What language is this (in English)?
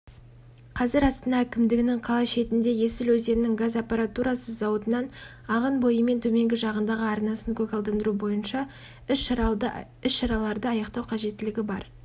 Kazakh